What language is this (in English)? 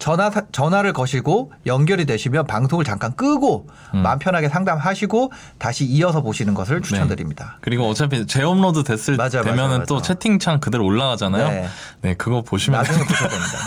Korean